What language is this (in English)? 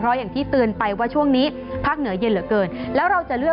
Thai